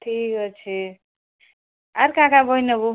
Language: Odia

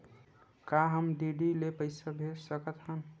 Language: Chhattisgarhi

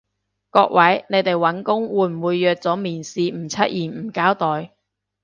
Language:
Cantonese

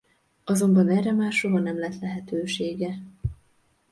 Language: Hungarian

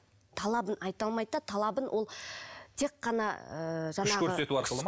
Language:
Kazakh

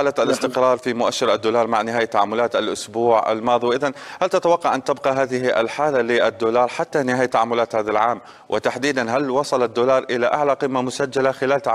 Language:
Arabic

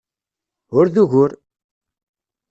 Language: Kabyle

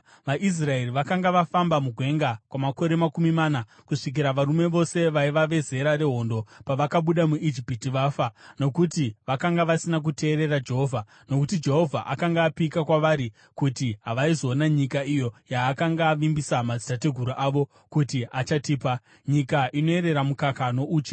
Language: Shona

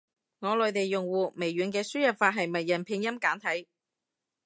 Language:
Cantonese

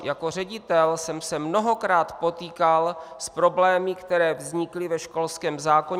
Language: Czech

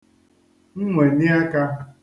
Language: Igbo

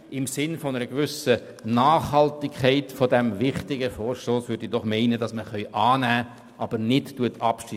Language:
Swiss German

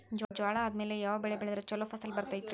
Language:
Kannada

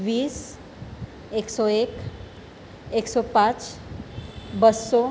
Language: Gujarati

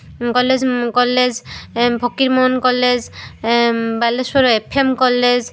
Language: Odia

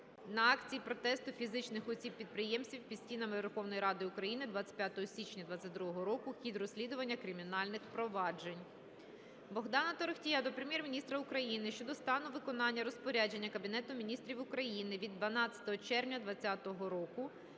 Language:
Ukrainian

